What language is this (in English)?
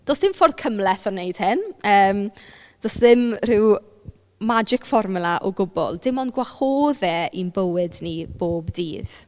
Welsh